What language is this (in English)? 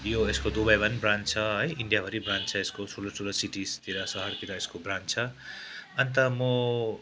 Nepali